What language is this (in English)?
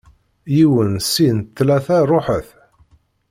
Kabyle